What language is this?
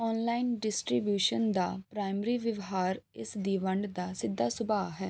Punjabi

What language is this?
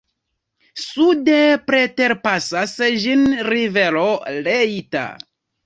Esperanto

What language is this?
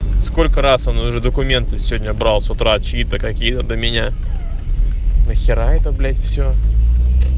Russian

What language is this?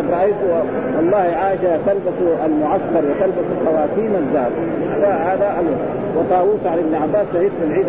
Arabic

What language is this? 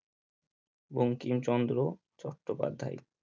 Bangla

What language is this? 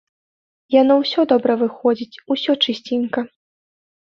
Belarusian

